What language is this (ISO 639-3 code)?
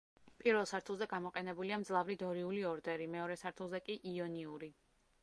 kat